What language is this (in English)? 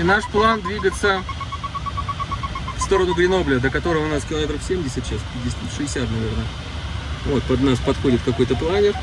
Russian